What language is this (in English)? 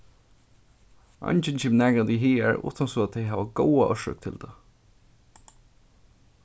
Faroese